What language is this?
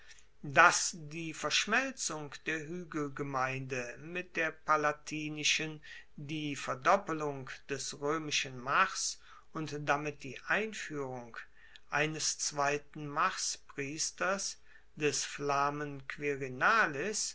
German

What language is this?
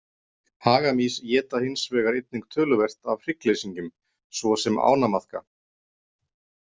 Icelandic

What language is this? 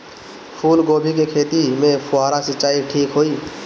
Bhojpuri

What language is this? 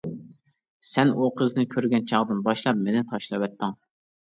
Uyghur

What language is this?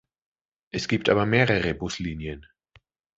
German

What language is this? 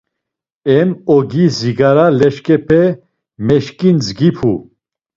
Laz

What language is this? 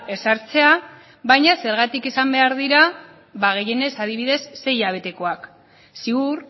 Basque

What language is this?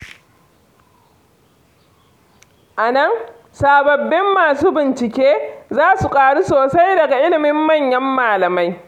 Hausa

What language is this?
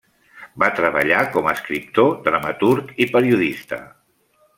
Catalan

